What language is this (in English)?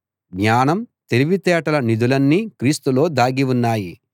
Telugu